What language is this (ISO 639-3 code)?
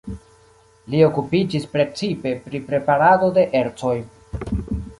epo